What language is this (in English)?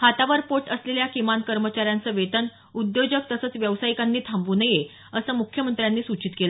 Marathi